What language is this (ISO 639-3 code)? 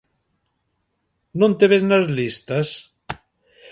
glg